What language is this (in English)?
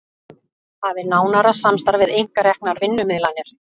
Icelandic